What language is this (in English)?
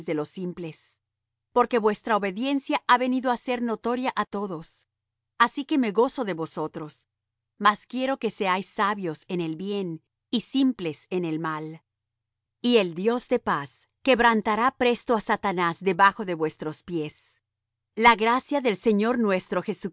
Spanish